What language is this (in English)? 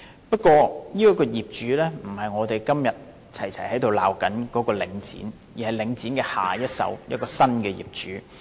Cantonese